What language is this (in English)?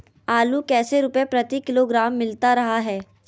Magahi